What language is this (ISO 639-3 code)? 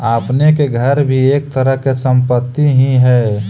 mag